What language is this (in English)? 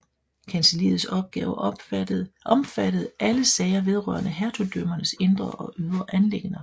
Danish